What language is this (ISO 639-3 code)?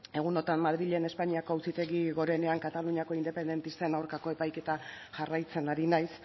eus